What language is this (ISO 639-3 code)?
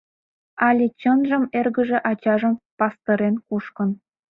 chm